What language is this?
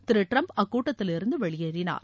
Tamil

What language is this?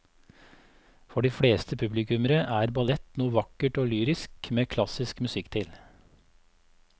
Norwegian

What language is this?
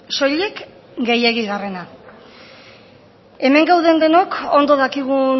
Basque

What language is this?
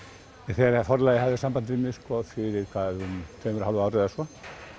Icelandic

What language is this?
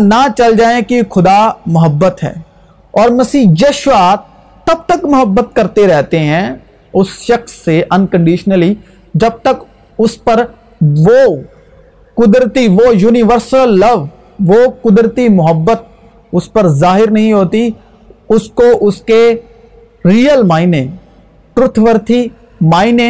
Urdu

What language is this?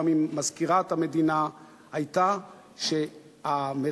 Hebrew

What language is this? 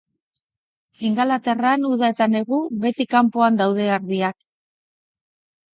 Basque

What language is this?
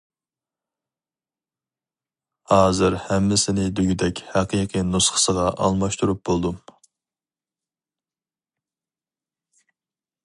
Uyghur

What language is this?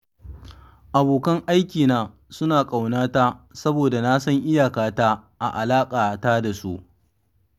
Hausa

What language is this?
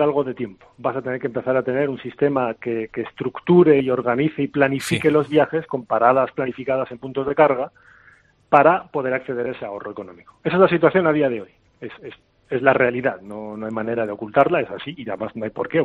Spanish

